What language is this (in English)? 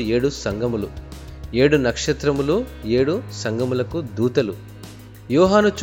Telugu